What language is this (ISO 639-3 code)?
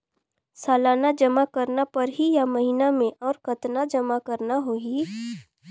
hne